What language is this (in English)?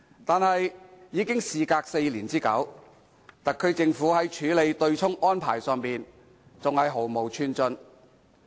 Cantonese